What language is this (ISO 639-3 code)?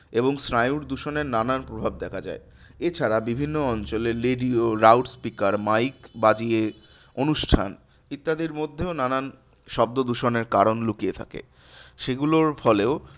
ben